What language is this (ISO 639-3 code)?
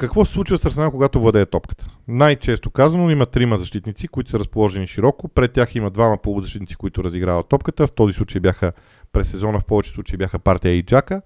bul